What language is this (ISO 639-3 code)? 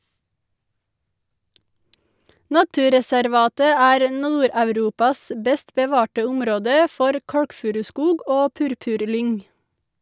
nor